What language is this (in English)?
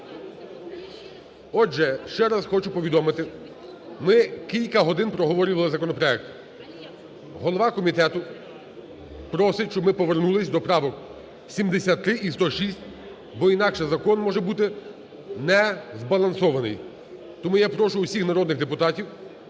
Ukrainian